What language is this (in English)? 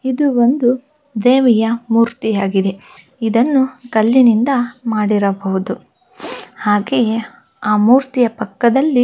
Kannada